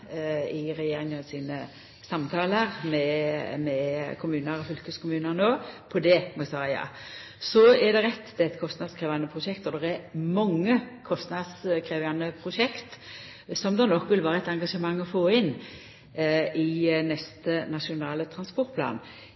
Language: Norwegian Nynorsk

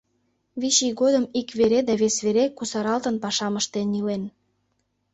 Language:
Mari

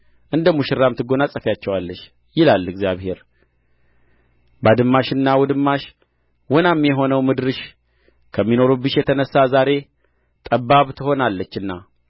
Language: Amharic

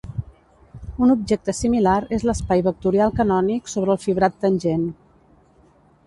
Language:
Catalan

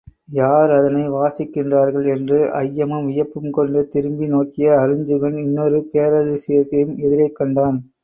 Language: Tamil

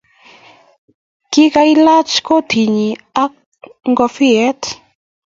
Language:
Kalenjin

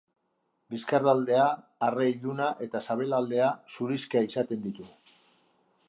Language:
Basque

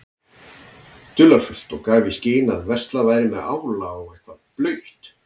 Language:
Icelandic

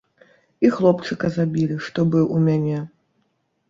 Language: Belarusian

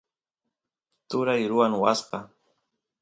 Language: Santiago del Estero Quichua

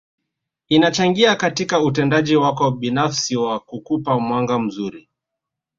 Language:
Swahili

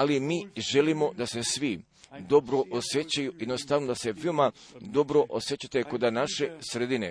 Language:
Croatian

